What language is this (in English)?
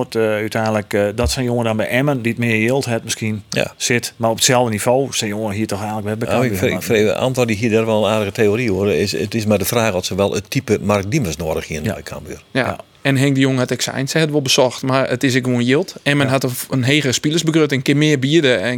Dutch